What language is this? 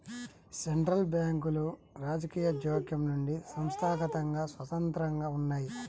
Telugu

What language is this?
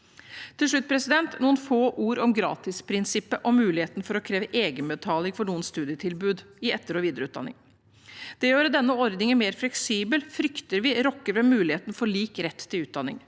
Norwegian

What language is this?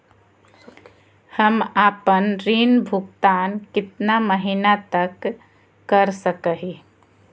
Magahi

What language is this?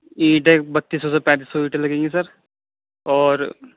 Urdu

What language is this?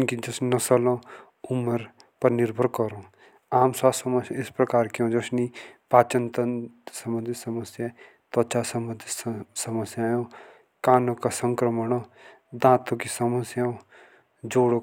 Jaunsari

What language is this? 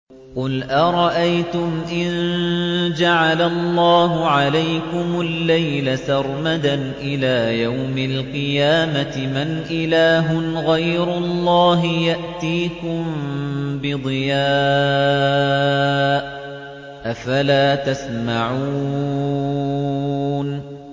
Arabic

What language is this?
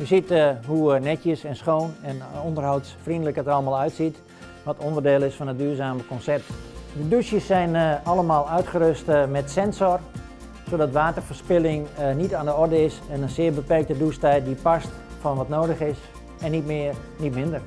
Dutch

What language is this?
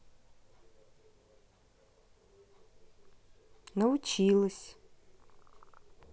Russian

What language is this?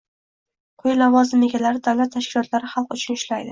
Uzbek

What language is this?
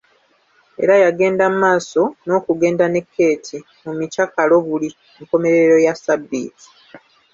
Ganda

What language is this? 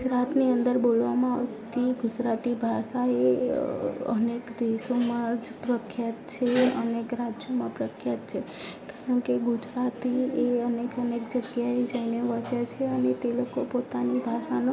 Gujarati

